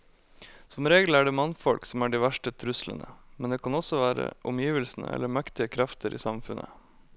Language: Norwegian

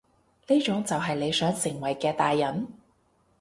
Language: Cantonese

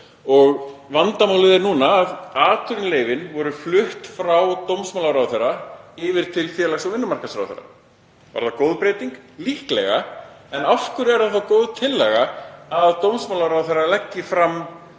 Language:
Icelandic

